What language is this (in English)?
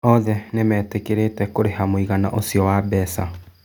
Kikuyu